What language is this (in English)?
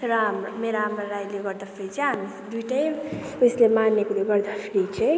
Nepali